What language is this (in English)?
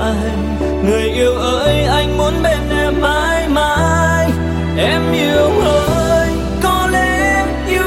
Vietnamese